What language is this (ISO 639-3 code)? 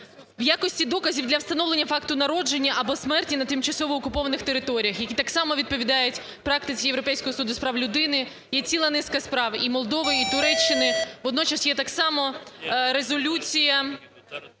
ukr